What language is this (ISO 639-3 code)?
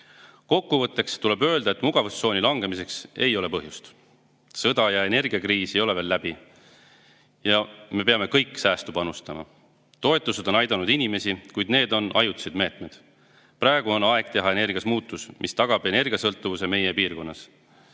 est